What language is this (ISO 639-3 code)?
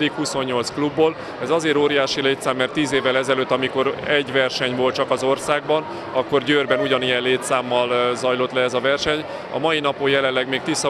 hun